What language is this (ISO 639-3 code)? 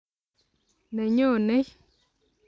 kln